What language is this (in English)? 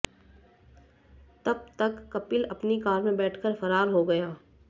Hindi